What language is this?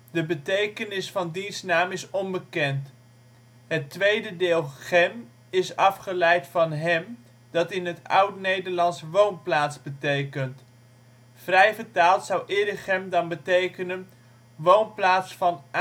Dutch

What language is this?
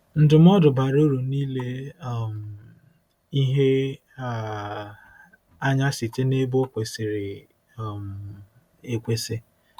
Igbo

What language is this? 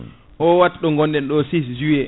Fula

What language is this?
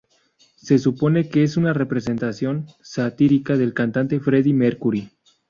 Spanish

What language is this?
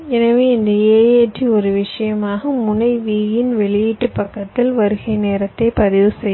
Tamil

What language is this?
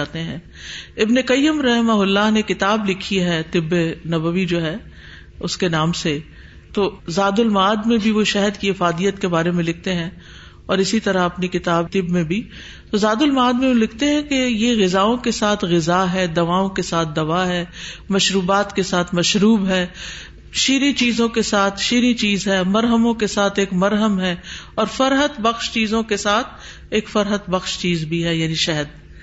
Urdu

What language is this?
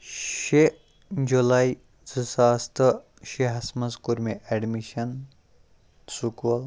Kashmiri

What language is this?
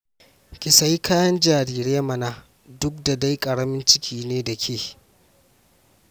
Hausa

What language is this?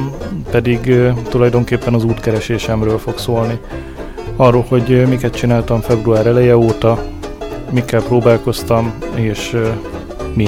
Hungarian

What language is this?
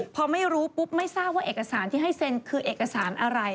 Thai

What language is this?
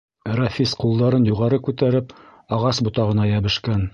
Bashkir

